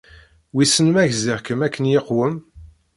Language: Kabyle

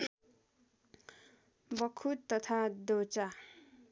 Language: Nepali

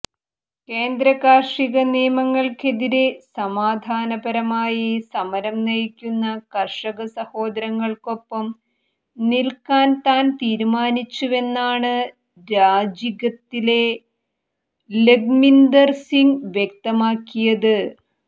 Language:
Malayalam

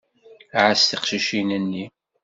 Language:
Kabyle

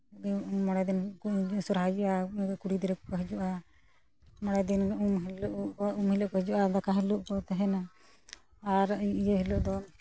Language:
Santali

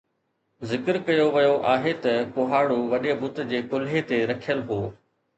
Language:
Sindhi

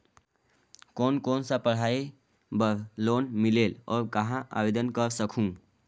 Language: Chhattisgarhi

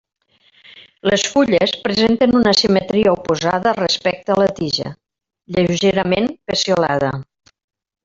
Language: Catalan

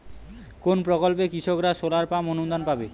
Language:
Bangla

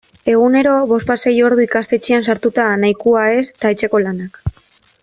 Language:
Basque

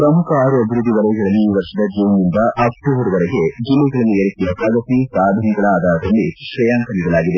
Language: Kannada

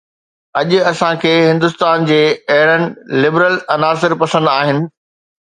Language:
Sindhi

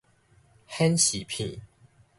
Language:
Min Nan Chinese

